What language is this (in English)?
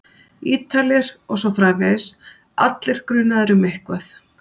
Icelandic